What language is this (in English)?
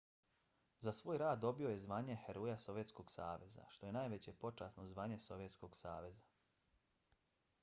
Bosnian